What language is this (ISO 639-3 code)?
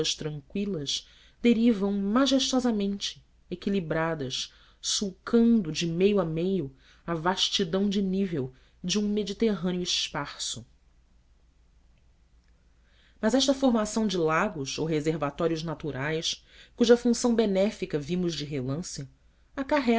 por